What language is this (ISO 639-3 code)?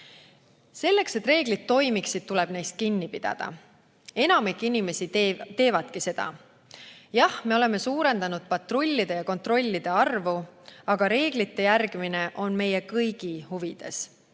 est